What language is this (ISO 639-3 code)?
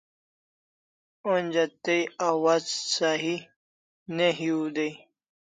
kls